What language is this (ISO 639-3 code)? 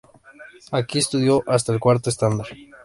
spa